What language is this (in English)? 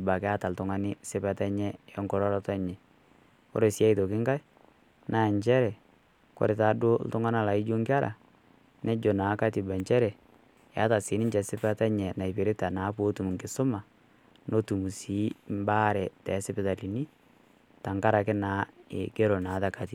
Masai